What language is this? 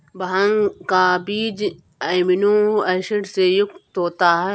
Hindi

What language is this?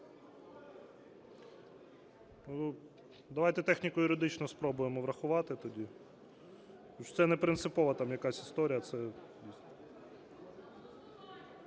Ukrainian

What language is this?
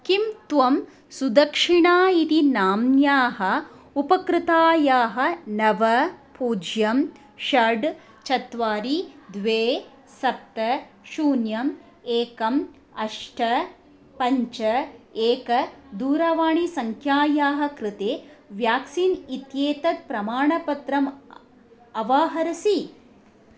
Sanskrit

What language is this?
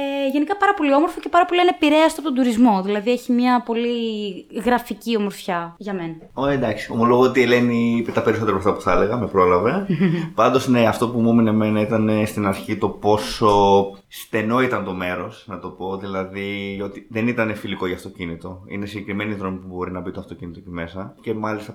Greek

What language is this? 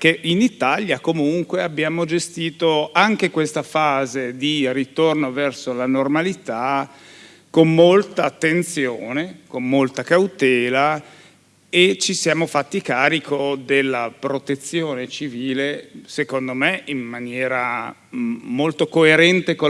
Italian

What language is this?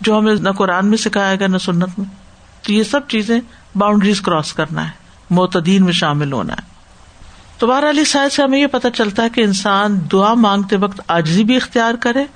Urdu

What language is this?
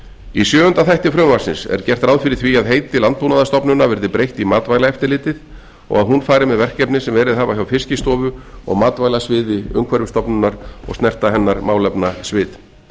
Icelandic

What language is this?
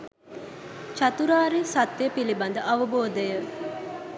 Sinhala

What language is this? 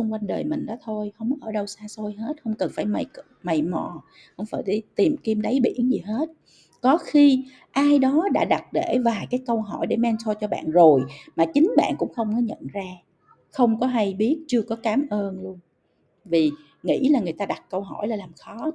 Vietnamese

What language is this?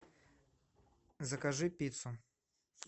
Russian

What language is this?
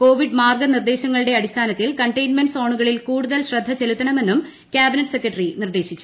Malayalam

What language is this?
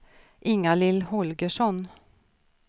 Swedish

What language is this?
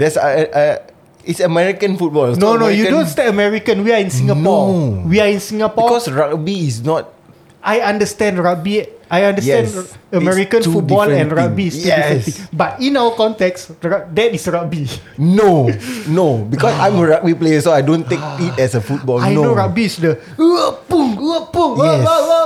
Malay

